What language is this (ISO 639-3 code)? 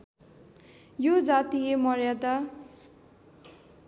nep